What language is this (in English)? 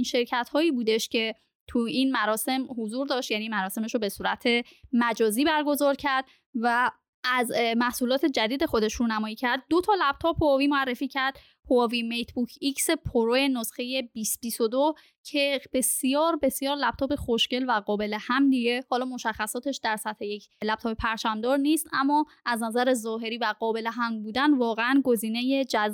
Persian